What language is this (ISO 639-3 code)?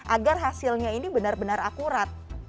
ind